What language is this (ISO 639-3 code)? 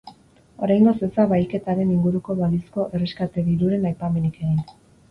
eus